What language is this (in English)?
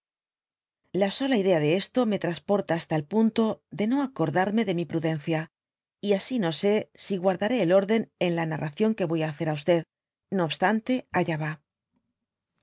Spanish